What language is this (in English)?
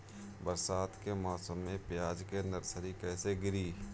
Bhojpuri